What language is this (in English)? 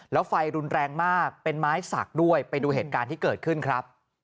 Thai